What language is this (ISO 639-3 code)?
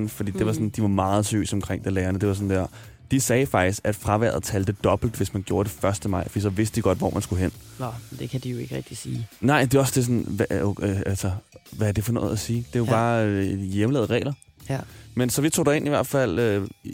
dan